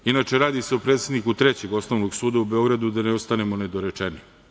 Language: Serbian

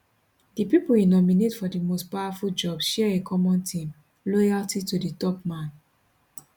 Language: Nigerian Pidgin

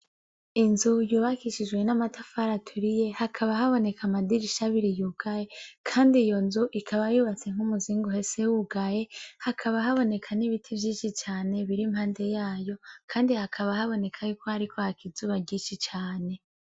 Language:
Rundi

